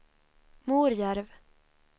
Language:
Swedish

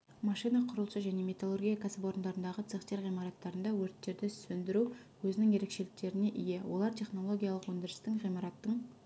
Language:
Kazakh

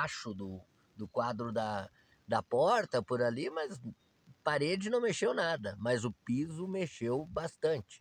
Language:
Portuguese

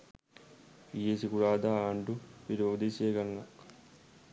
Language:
Sinhala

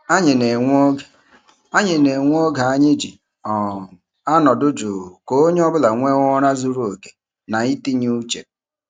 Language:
Igbo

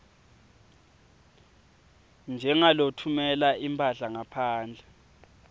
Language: Swati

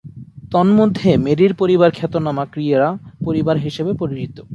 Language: Bangla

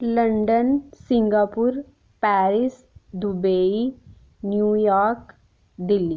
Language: Dogri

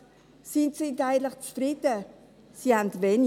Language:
Swiss German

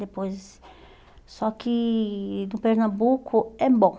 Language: Portuguese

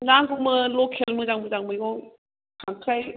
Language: Bodo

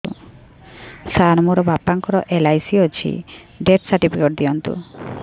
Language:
Odia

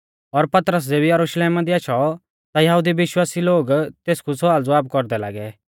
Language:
Mahasu Pahari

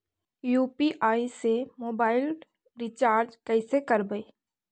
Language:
Magahi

